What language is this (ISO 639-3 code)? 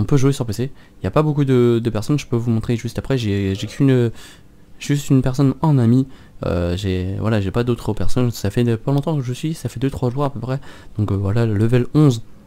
fra